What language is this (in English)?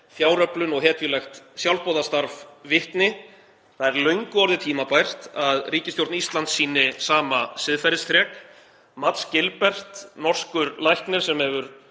Icelandic